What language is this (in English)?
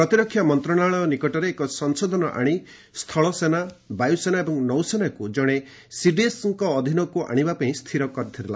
Odia